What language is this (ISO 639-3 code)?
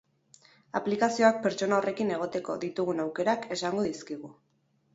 eus